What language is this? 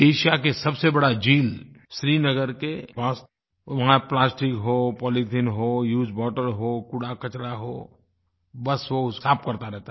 Hindi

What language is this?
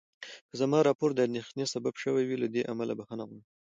Pashto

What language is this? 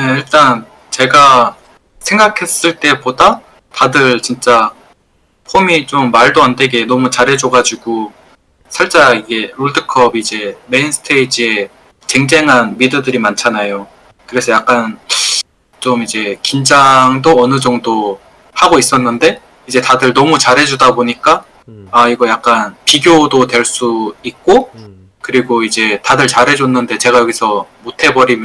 Korean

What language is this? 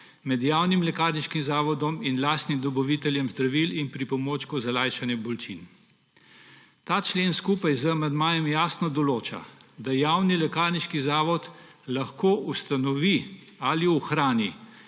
Slovenian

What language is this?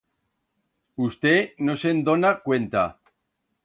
Aragonese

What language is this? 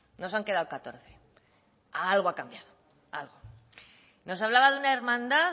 Spanish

